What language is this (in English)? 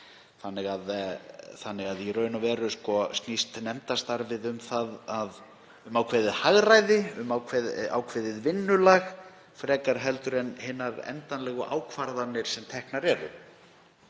Icelandic